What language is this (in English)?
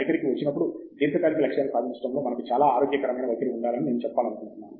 Telugu